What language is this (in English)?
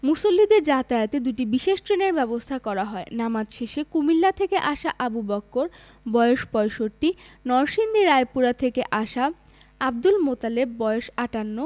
Bangla